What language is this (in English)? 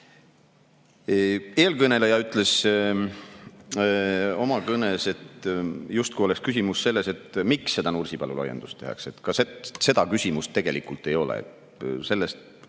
Estonian